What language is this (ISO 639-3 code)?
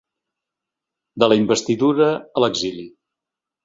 cat